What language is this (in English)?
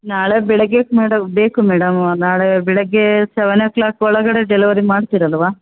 Kannada